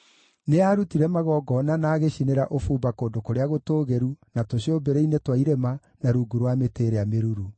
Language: Kikuyu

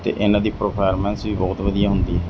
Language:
Punjabi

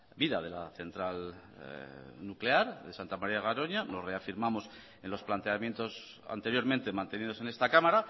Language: Spanish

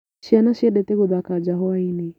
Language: Kikuyu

